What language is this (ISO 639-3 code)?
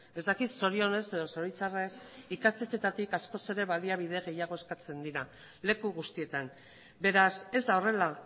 eus